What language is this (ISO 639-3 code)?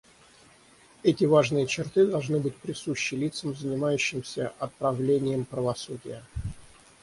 rus